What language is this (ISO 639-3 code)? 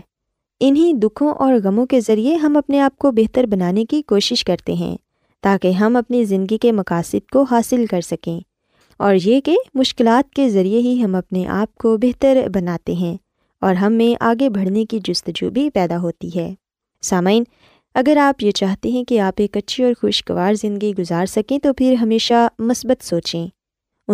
urd